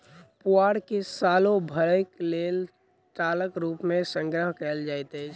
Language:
Maithili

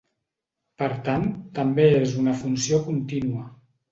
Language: Catalan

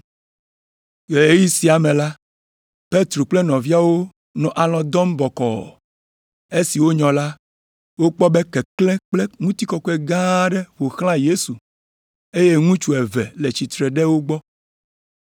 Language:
Ewe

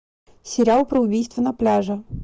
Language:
Russian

